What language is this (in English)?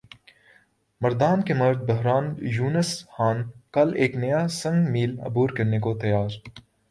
Urdu